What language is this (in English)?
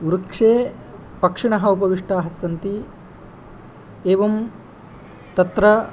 Sanskrit